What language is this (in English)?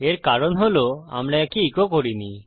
Bangla